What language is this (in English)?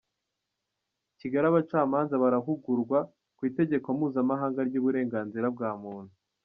Kinyarwanda